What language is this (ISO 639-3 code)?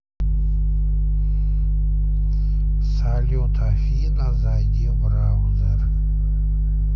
rus